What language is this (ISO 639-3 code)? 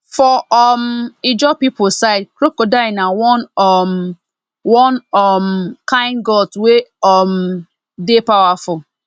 pcm